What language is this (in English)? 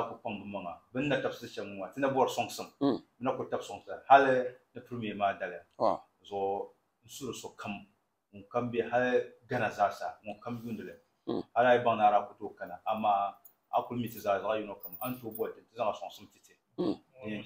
Arabic